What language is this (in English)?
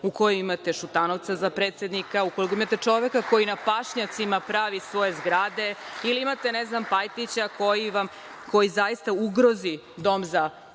Serbian